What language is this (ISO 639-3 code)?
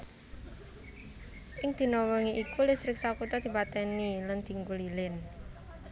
jav